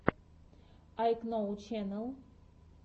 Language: Russian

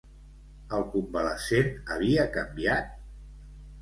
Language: Catalan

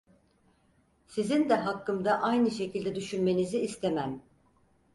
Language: Turkish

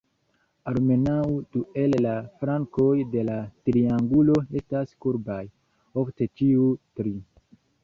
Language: Esperanto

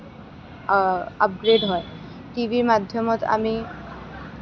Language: Assamese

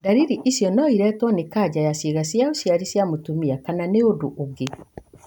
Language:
Kikuyu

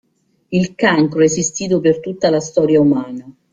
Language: Italian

